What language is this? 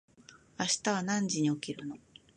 Japanese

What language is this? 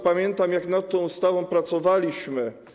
Polish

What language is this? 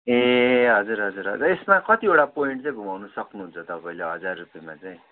Nepali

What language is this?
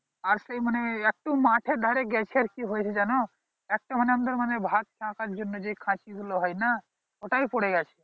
Bangla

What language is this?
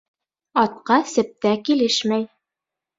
Bashkir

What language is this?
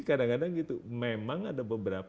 Indonesian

